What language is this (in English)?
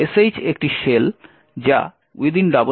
Bangla